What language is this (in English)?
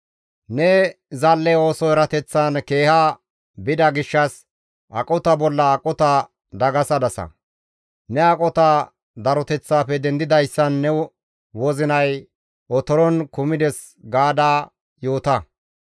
Gamo